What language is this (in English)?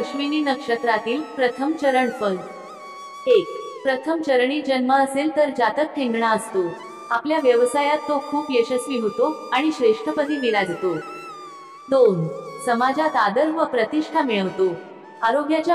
Marathi